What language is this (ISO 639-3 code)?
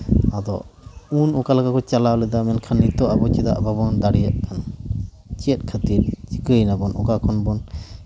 sat